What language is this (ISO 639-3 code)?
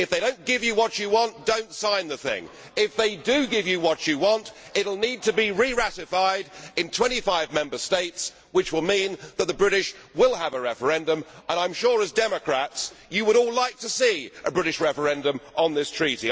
eng